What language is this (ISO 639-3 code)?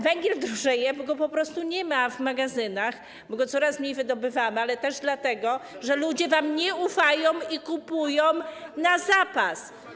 pol